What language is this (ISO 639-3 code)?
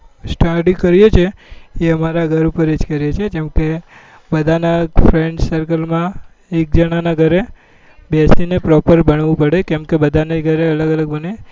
guj